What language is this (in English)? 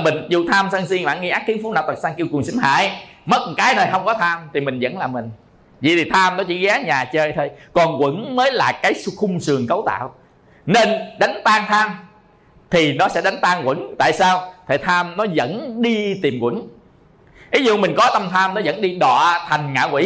Vietnamese